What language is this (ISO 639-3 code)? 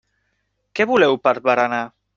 cat